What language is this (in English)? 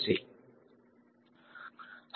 Gujarati